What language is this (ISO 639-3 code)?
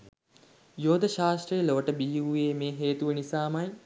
sin